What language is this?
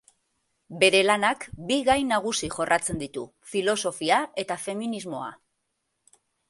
Basque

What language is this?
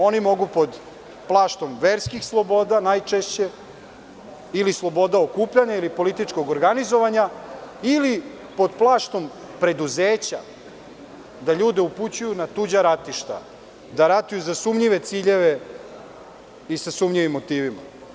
Serbian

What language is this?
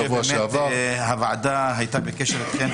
Hebrew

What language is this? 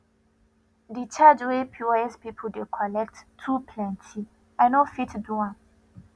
Nigerian Pidgin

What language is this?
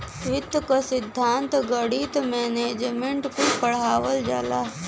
Bhojpuri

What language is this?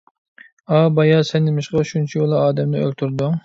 Uyghur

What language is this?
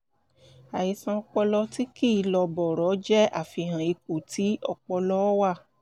Yoruba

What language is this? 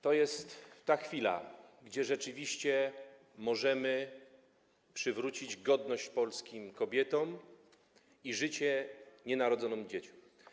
Polish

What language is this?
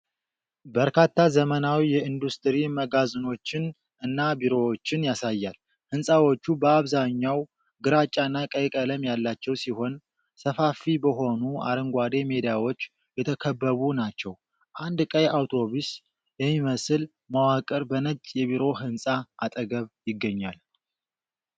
Amharic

